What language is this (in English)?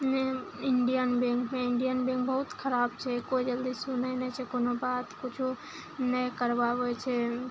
Maithili